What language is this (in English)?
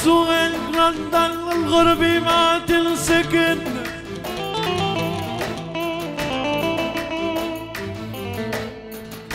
Arabic